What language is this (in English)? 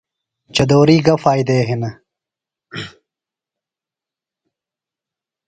Phalura